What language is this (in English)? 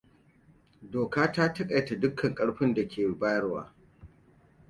Hausa